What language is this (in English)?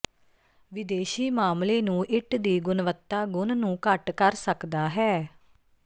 Punjabi